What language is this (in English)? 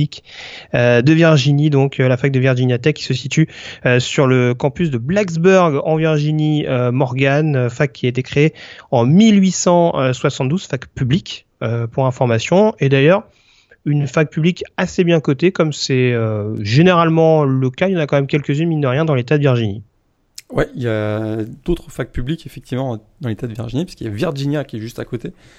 French